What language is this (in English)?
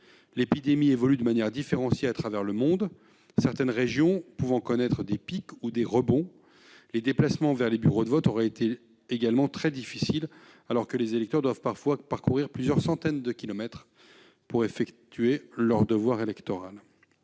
French